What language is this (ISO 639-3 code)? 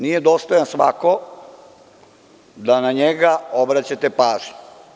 srp